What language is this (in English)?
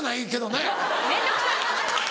Japanese